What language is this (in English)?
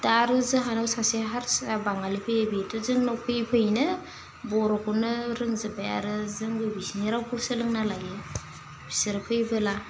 Bodo